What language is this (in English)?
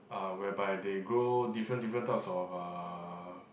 English